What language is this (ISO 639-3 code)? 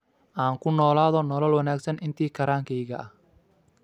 som